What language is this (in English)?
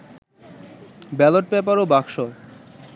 Bangla